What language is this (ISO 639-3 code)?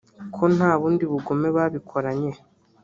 kin